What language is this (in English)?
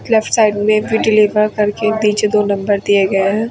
Hindi